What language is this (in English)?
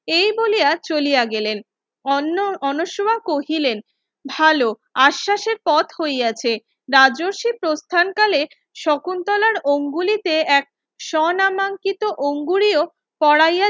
Bangla